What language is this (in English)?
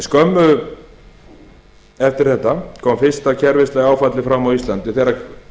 Icelandic